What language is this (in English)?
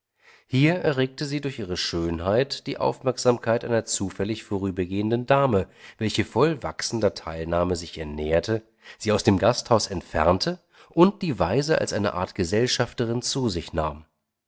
German